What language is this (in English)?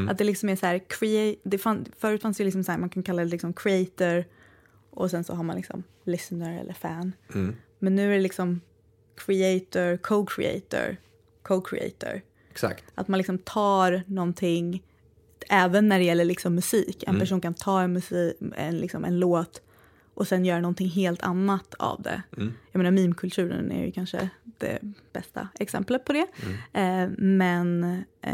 Swedish